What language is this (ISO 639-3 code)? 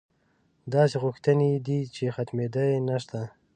pus